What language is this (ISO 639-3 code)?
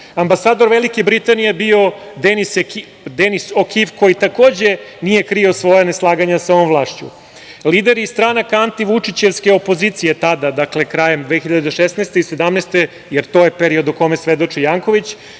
srp